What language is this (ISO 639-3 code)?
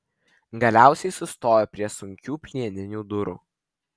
lit